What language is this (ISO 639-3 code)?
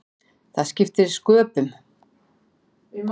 isl